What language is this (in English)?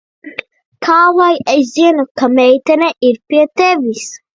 Latvian